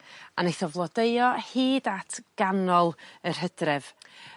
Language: Welsh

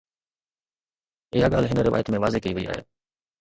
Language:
Sindhi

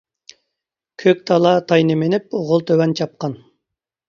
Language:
Uyghur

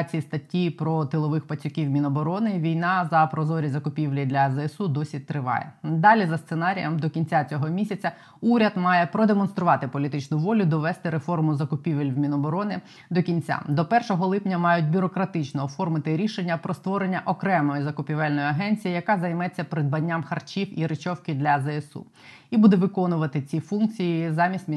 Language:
Ukrainian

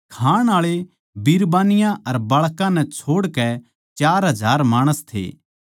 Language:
Haryanvi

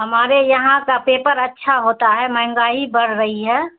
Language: Urdu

